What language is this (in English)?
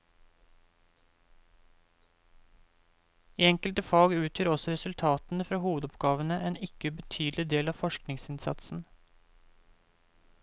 Norwegian